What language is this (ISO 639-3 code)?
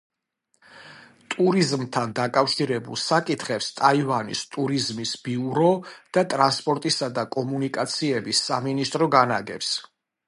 kat